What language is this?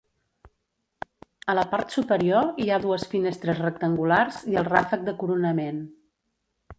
Catalan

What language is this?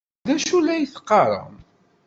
Kabyle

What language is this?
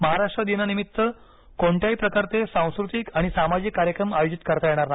Marathi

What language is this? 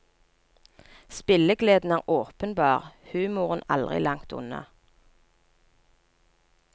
Norwegian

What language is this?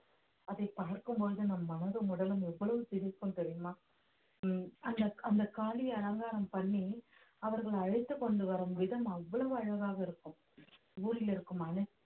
Tamil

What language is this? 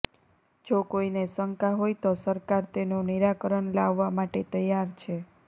Gujarati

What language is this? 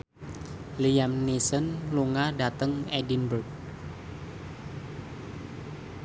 Javanese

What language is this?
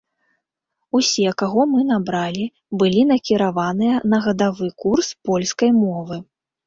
Belarusian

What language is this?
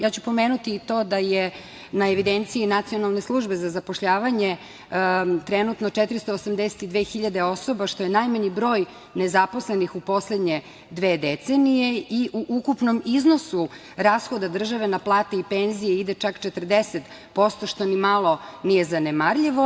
Serbian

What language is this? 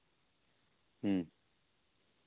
Santali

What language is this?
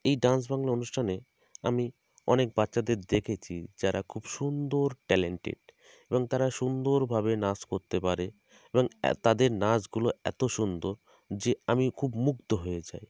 Bangla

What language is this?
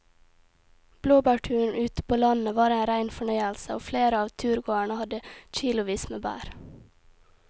Norwegian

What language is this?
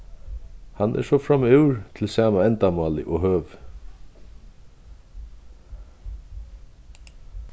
Faroese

